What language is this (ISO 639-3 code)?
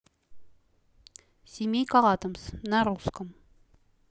rus